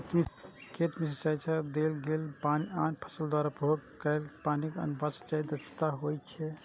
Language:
Maithili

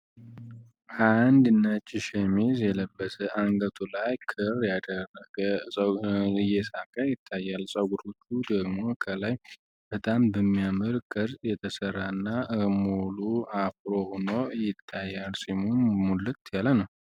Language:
Amharic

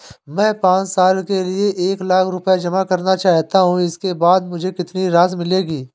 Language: Hindi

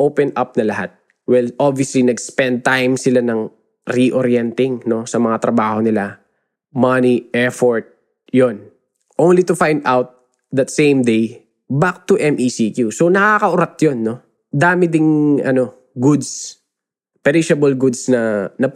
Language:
Filipino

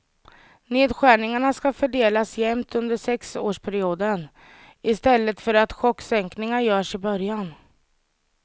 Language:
Swedish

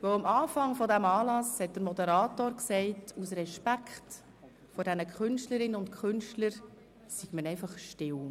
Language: Swiss German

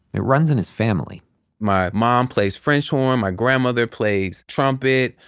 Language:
English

